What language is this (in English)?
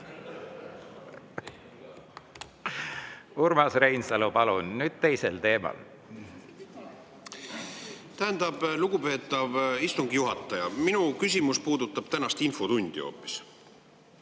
Estonian